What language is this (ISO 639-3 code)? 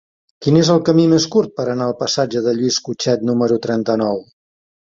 cat